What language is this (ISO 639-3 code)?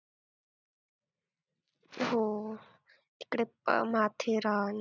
mar